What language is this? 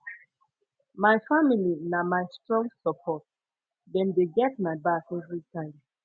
Nigerian Pidgin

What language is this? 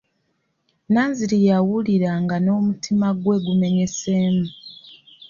Ganda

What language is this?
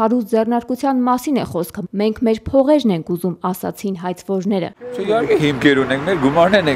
Turkish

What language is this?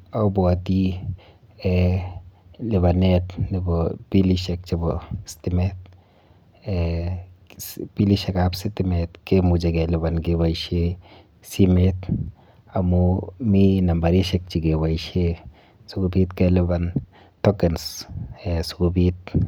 Kalenjin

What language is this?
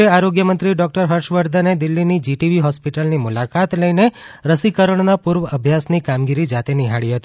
Gujarati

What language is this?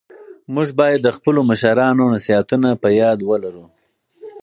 Pashto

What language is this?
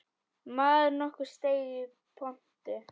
Icelandic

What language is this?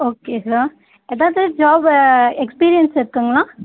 Tamil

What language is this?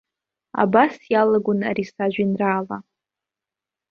Abkhazian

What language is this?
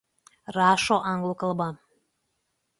Lithuanian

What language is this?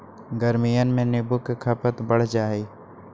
Magahi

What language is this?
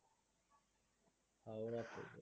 Bangla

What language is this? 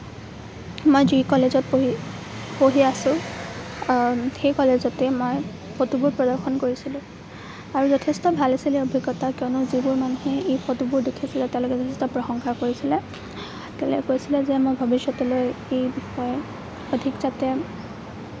Assamese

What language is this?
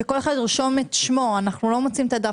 Hebrew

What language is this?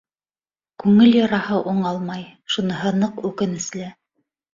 Bashkir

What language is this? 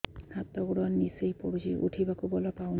Odia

